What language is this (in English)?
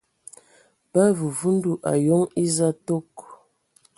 Ewondo